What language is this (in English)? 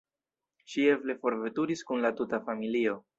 Esperanto